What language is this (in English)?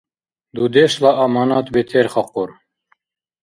Dargwa